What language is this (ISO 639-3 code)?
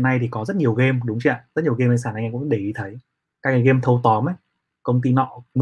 vie